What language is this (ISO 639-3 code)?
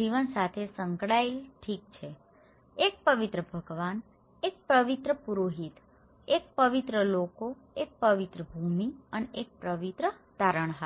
guj